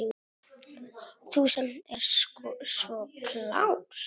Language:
Icelandic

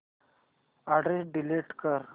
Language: Marathi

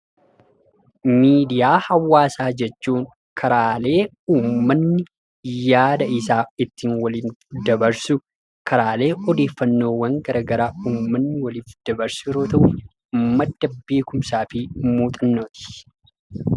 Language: Oromo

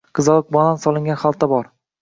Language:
Uzbek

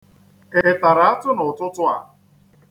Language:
Igbo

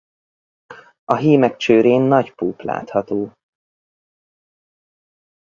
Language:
Hungarian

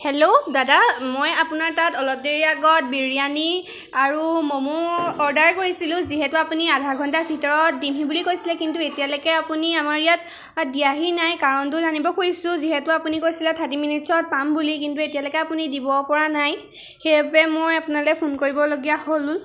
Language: Assamese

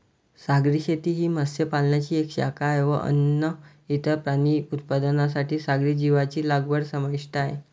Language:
Marathi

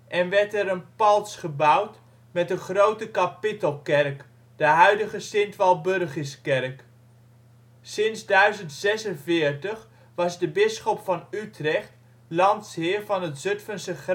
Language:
Dutch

